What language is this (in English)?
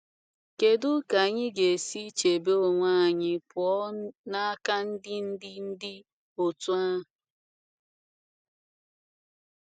Igbo